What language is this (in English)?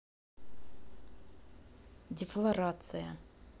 Russian